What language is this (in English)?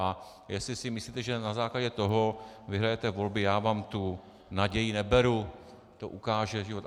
Czech